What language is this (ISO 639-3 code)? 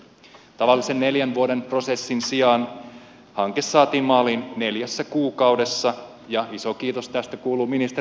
fin